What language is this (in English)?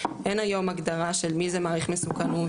Hebrew